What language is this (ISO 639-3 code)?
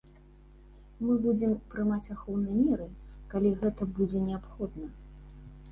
bel